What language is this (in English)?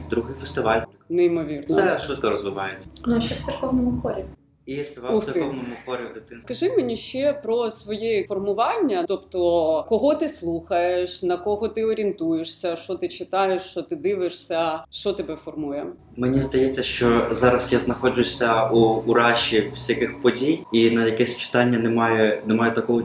Ukrainian